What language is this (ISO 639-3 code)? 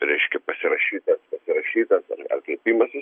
lit